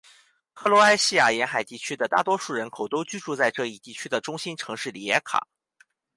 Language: Chinese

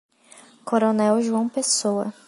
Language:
Portuguese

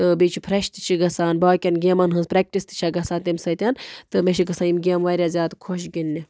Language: Kashmiri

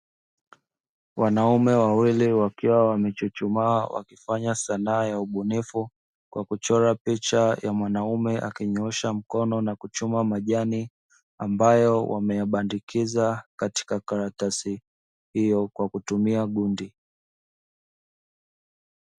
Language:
Swahili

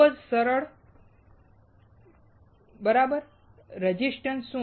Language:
Gujarati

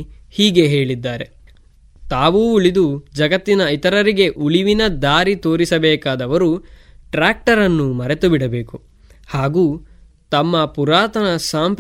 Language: Kannada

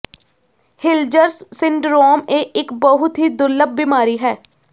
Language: Punjabi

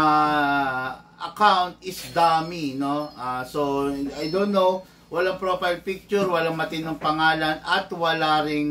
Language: Filipino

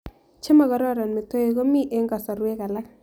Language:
Kalenjin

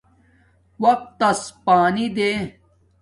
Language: Domaaki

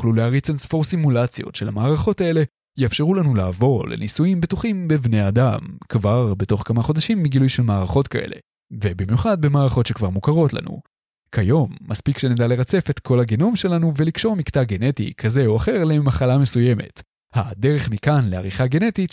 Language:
Hebrew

